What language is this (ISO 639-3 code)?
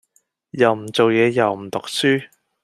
yue